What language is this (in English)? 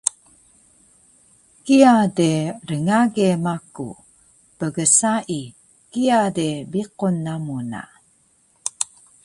Taroko